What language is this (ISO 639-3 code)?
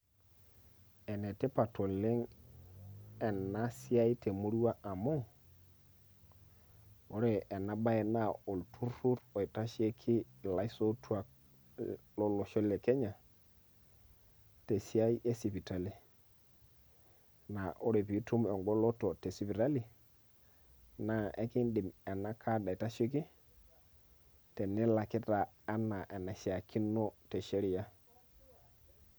mas